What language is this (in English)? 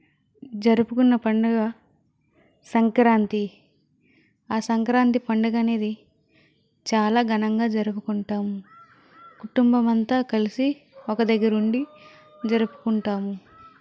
Telugu